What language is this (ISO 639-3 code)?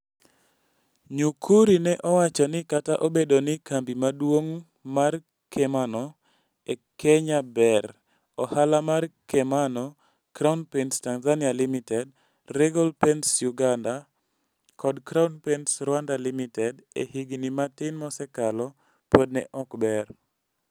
luo